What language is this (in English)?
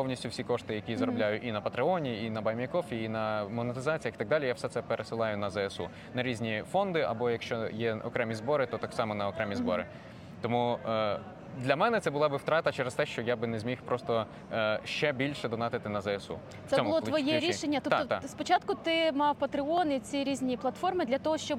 Ukrainian